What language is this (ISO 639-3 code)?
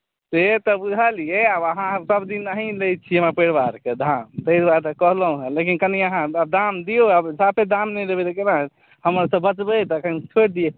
mai